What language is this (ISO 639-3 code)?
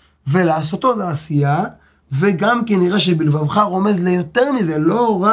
heb